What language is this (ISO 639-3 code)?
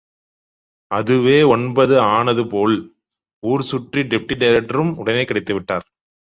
tam